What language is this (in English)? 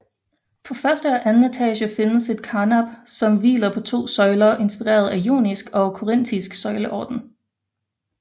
Danish